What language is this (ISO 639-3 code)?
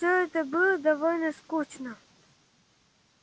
rus